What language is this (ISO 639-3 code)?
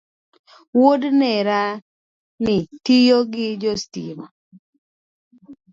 luo